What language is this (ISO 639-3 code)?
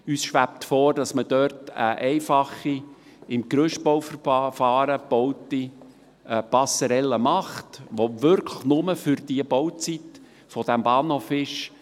gsw